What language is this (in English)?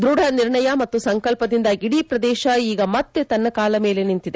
Kannada